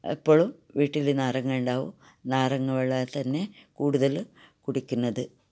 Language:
Malayalam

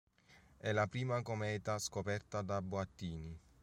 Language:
Italian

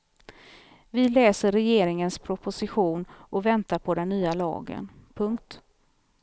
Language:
Swedish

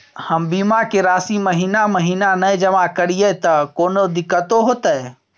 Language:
Maithili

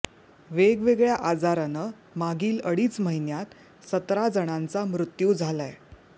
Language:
Marathi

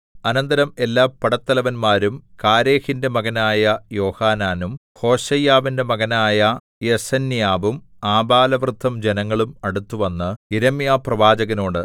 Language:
Malayalam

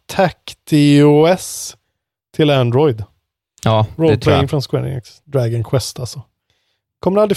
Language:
Swedish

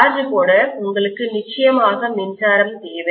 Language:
Tamil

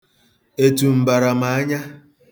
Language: Igbo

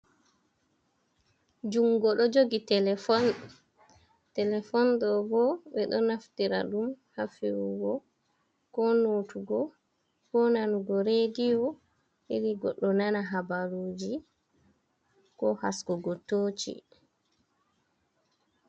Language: Fula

